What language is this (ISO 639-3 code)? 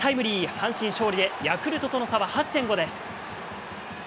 jpn